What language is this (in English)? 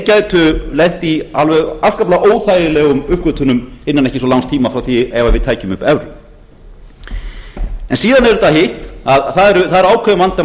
Icelandic